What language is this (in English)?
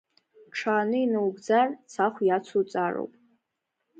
Abkhazian